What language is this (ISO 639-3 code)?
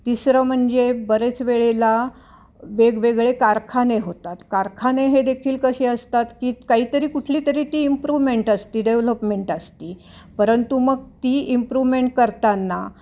mar